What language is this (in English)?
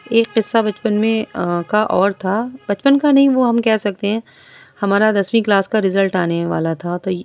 Urdu